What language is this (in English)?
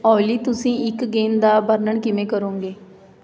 Punjabi